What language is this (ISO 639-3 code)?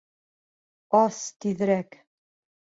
bak